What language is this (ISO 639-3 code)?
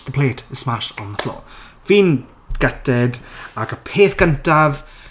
cym